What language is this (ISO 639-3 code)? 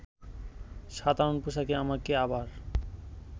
ben